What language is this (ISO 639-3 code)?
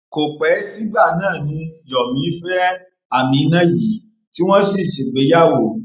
yor